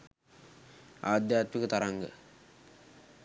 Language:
Sinhala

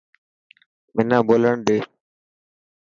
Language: Dhatki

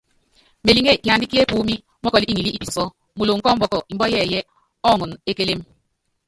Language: Yangben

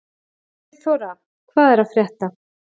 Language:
Icelandic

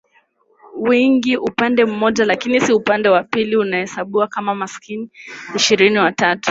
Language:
Swahili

